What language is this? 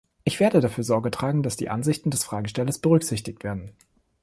German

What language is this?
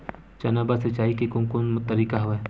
Chhattisgarhi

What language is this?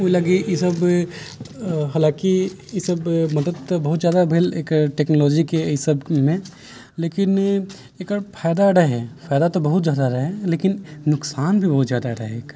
Maithili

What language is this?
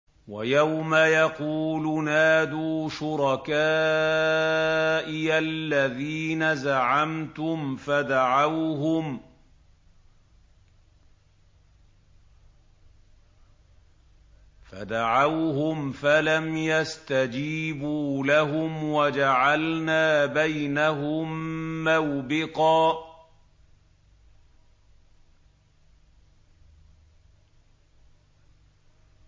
Arabic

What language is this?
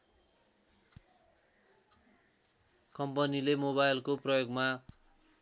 Nepali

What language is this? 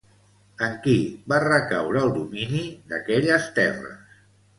Catalan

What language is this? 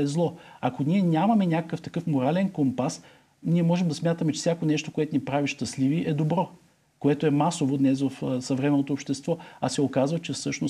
Bulgarian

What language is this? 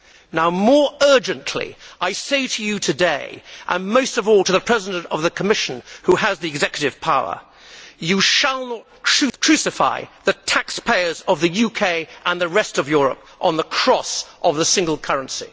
English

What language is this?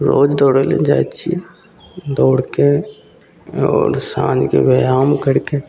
Maithili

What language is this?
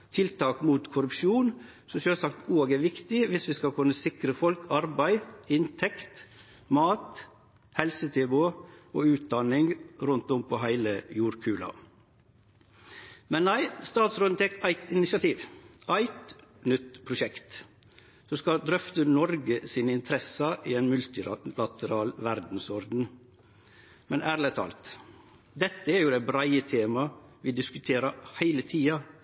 Norwegian Nynorsk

